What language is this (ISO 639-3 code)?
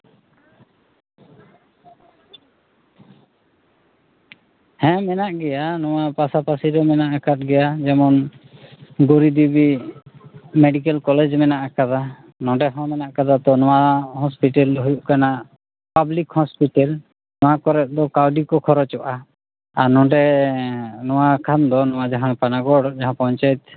sat